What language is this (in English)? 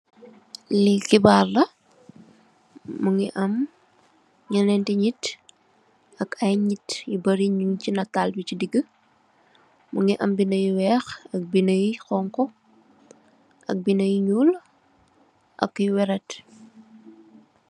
Wolof